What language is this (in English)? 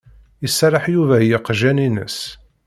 Kabyle